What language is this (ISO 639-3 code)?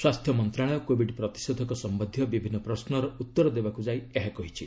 ori